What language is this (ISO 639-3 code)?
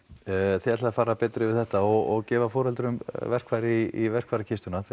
isl